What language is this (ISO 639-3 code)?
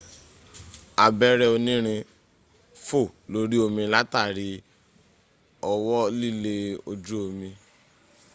yor